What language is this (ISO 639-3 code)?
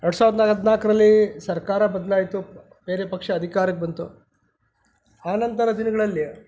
kan